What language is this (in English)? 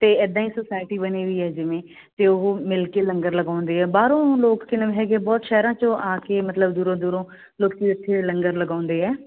Punjabi